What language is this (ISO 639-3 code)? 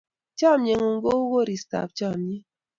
kln